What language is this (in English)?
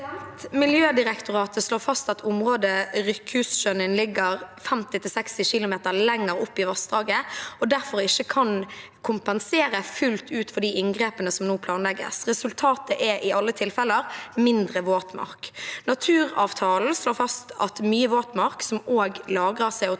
Norwegian